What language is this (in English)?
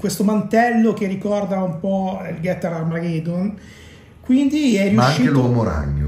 Italian